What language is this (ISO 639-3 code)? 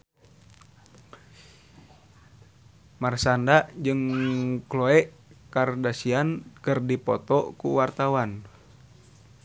sun